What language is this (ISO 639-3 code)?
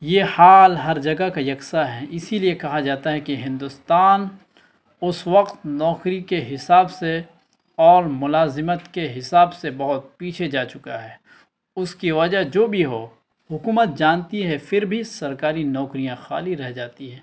urd